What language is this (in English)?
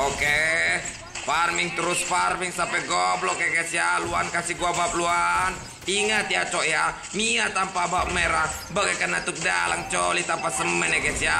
Indonesian